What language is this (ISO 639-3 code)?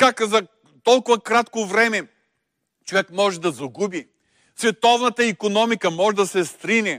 bul